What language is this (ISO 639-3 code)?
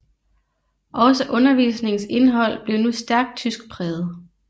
dan